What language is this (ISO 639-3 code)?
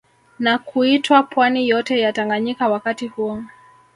swa